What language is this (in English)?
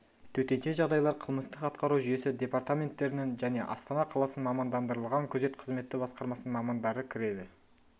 Kazakh